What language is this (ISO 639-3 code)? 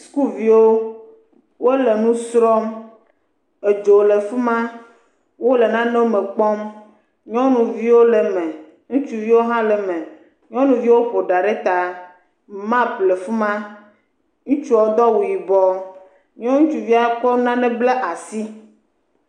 ewe